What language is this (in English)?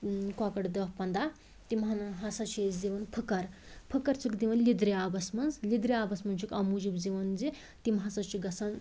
Kashmiri